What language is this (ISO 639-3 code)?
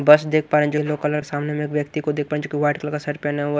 hin